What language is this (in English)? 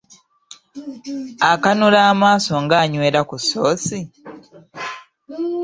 Ganda